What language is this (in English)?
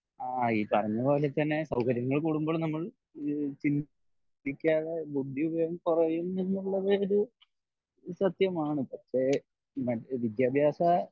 Malayalam